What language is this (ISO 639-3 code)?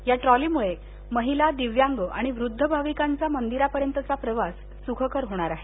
mar